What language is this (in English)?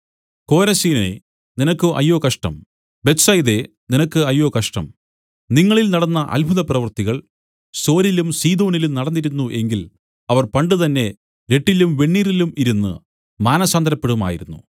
Malayalam